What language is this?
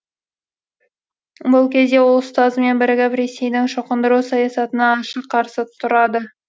Kazakh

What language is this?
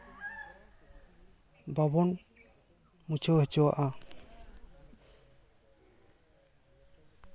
Santali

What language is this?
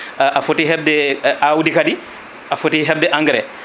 Fula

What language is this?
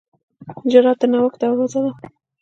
Pashto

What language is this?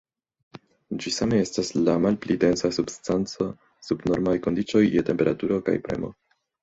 Esperanto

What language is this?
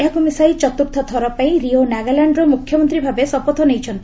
Odia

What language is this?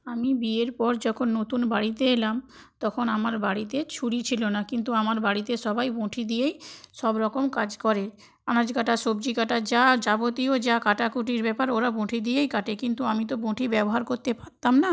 Bangla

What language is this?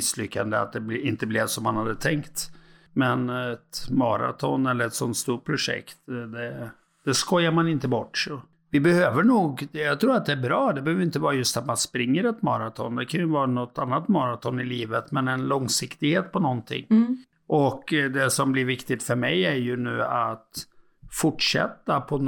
Swedish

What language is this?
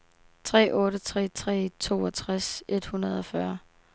Danish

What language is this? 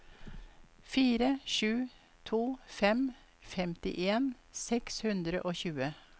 Norwegian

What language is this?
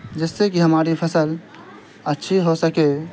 Urdu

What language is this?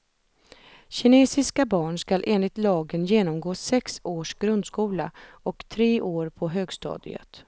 Swedish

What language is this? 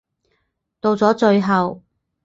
Cantonese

